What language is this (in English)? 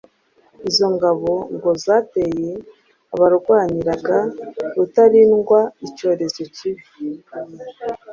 Kinyarwanda